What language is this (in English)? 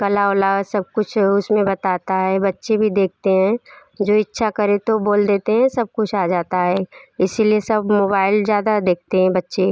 Hindi